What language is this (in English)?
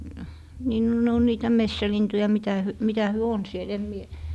Finnish